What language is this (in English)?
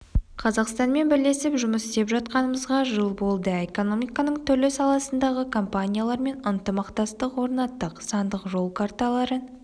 Kazakh